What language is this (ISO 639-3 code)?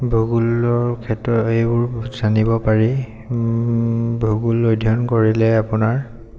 asm